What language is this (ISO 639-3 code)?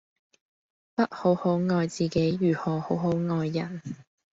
yue